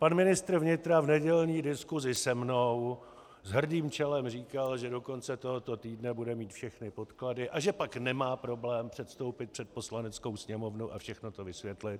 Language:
Czech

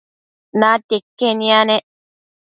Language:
Matsés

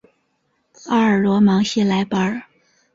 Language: Chinese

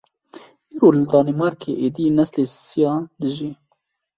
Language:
Kurdish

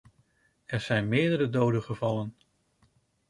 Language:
Dutch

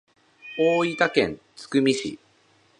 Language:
Japanese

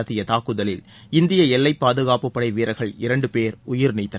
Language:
Tamil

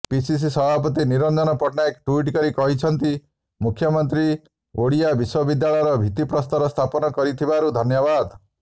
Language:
Odia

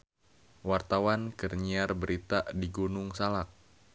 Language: Sundanese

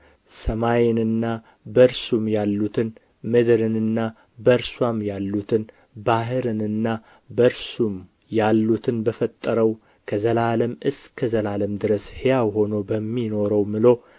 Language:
Amharic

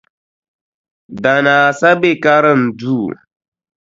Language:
Dagbani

